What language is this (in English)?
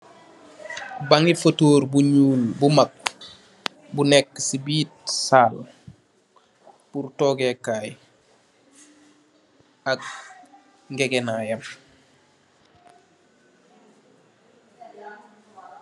Wolof